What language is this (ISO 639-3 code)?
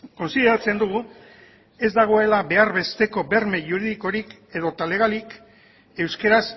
eus